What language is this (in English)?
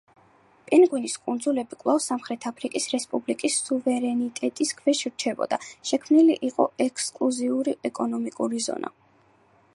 Georgian